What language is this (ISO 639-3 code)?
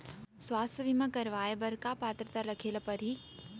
hne